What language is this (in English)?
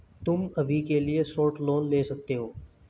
Hindi